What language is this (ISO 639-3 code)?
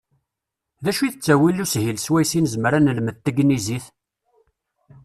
kab